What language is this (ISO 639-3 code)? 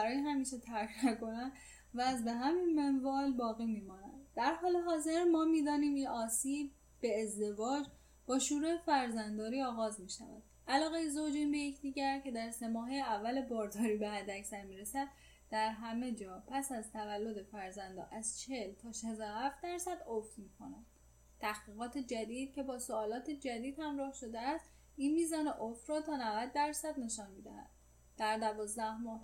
fas